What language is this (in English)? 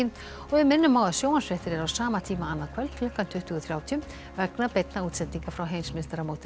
Icelandic